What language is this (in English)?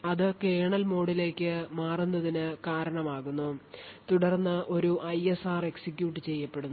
Malayalam